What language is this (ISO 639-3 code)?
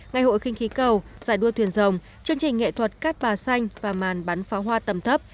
vie